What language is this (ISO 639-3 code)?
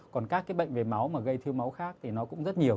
vie